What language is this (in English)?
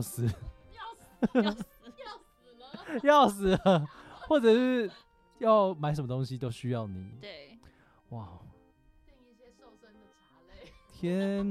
Chinese